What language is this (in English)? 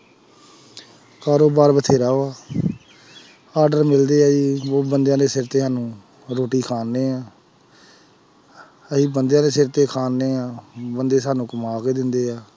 Punjabi